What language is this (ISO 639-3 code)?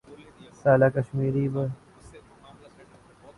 urd